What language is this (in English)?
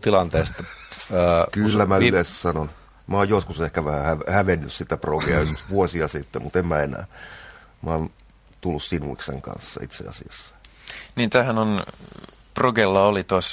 Finnish